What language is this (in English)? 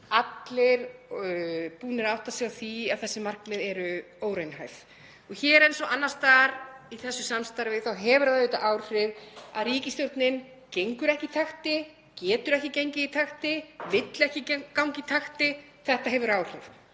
Icelandic